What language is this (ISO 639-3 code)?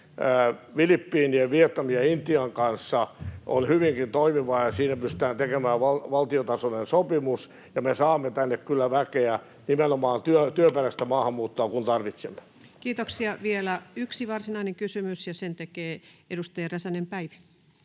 fin